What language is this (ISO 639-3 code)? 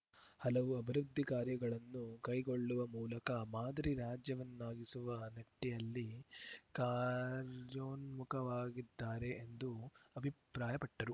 kan